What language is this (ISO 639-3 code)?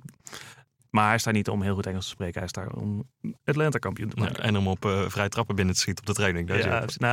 nld